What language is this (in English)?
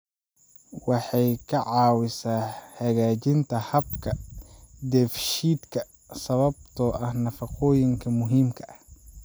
Somali